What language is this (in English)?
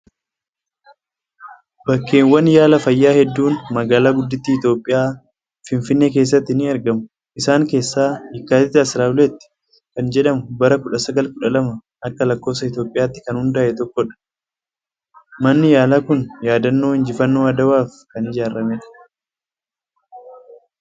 Oromo